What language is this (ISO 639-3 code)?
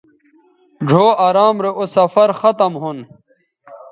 btv